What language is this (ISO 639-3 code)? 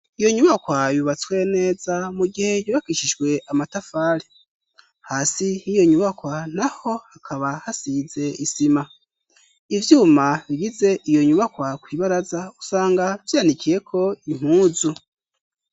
run